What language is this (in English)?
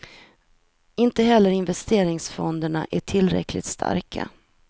Swedish